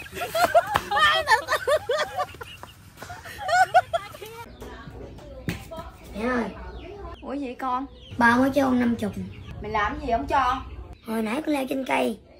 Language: Vietnamese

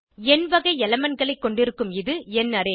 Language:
Tamil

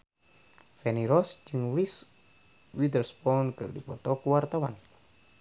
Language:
Sundanese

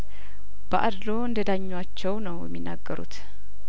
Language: Amharic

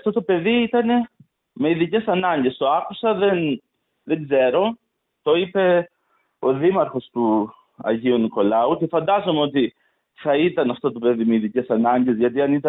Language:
Greek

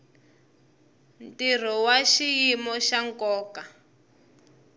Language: Tsonga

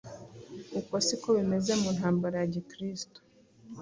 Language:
Kinyarwanda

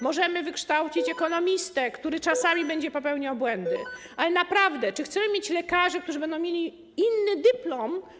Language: Polish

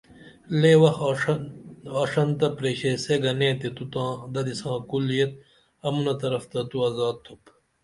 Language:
Dameli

